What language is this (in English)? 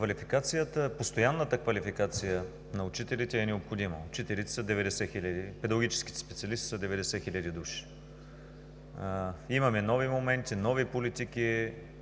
Bulgarian